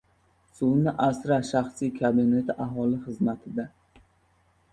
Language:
Uzbek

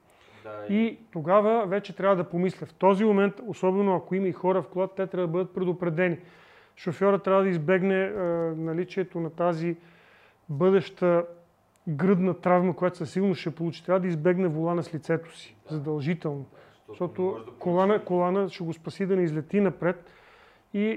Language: Bulgarian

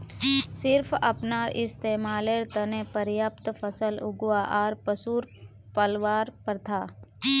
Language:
Magahi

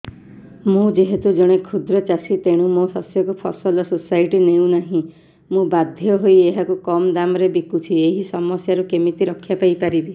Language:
Odia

